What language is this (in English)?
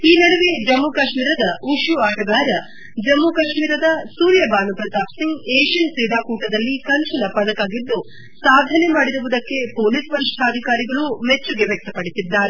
Kannada